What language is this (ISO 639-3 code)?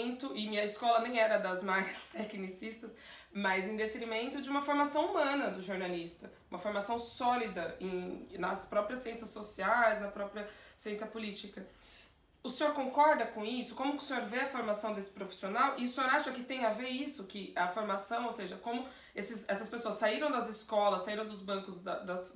por